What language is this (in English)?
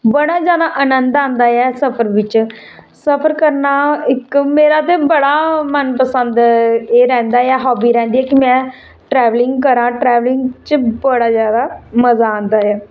Dogri